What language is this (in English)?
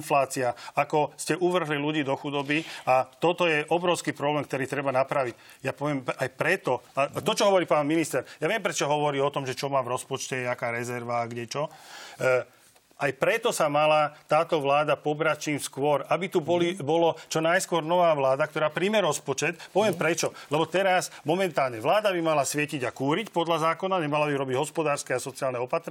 Slovak